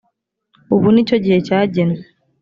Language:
Kinyarwanda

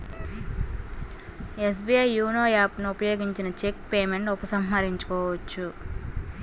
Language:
Telugu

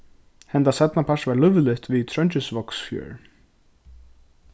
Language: Faroese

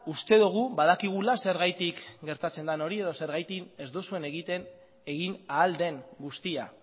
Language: Basque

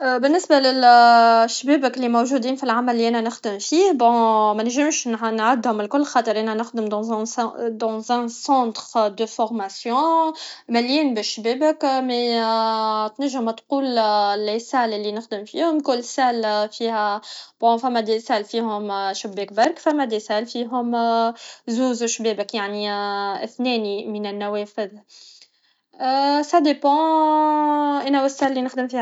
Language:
Tunisian Arabic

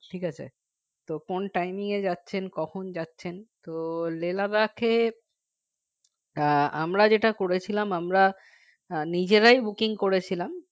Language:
Bangla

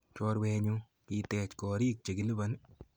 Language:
Kalenjin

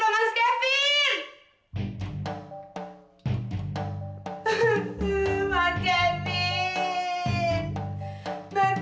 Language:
Indonesian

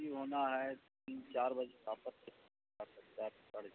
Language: Urdu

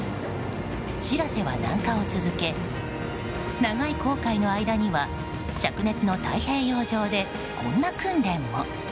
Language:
Japanese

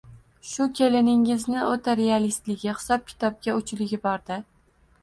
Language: Uzbek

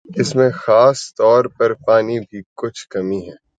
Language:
Urdu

